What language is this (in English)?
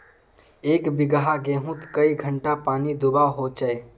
Magahi